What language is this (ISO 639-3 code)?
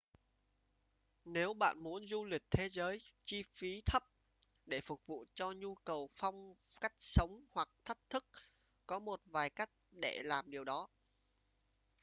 vie